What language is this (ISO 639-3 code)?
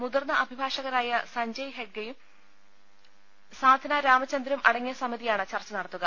mal